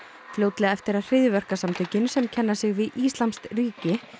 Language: Icelandic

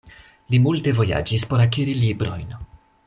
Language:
Esperanto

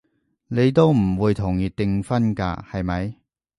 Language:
Cantonese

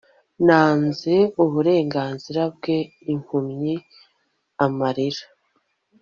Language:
Kinyarwanda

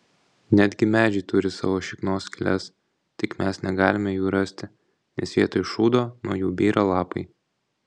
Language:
Lithuanian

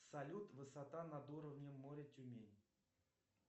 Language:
Russian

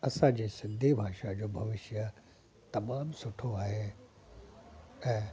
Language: Sindhi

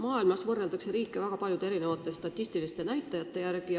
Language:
Estonian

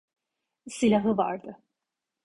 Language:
Turkish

